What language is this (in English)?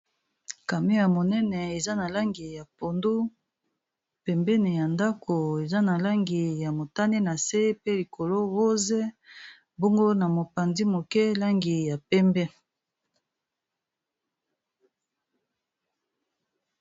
Lingala